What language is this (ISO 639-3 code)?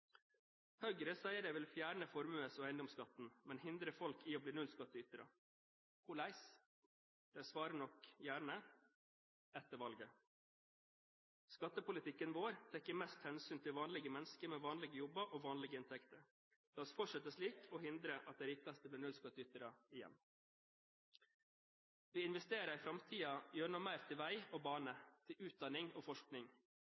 nob